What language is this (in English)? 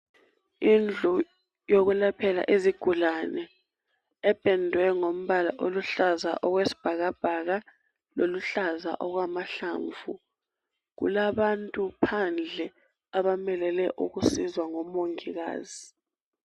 North Ndebele